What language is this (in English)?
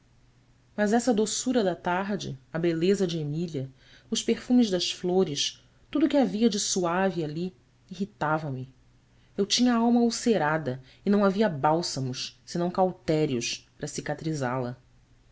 Portuguese